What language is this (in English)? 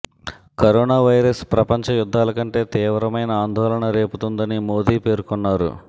Telugu